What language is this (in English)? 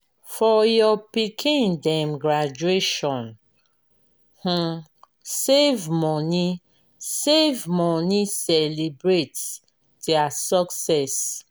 Nigerian Pidgin